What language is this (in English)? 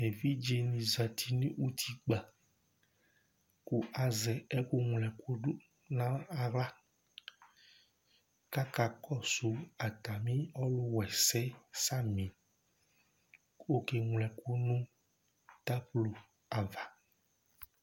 Ikposo